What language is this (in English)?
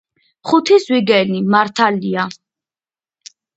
Georgian